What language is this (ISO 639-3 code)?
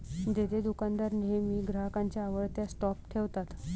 mar